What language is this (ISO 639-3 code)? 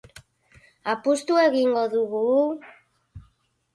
eus